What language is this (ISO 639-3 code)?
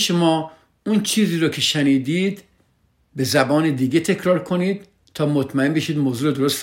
fas